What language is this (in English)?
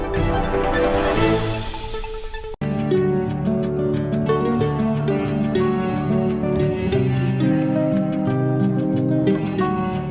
Vietnamese